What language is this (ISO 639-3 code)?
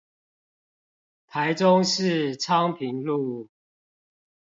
zho